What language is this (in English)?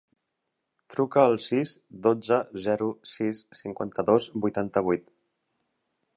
Catalan